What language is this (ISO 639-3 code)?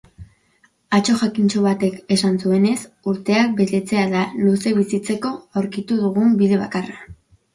eus